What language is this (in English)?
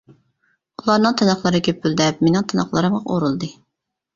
Uyghur